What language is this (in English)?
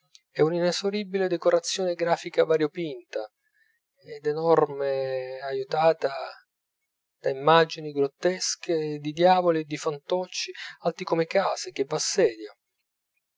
Italian